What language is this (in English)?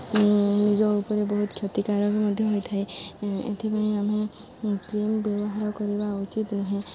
Odia